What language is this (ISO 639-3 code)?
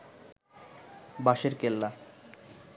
ben